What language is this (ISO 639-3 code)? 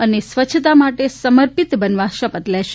guj